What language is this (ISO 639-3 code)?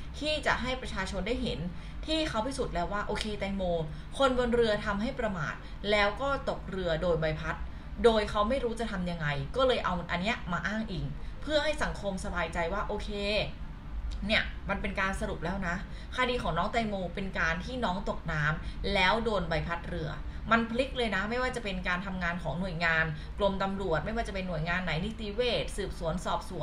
tha